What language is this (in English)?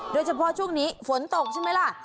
Thai